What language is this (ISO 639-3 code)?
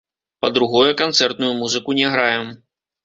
bel